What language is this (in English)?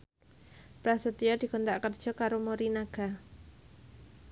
Javanese